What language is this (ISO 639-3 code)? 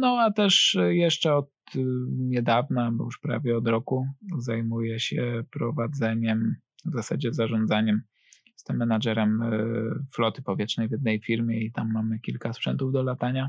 pol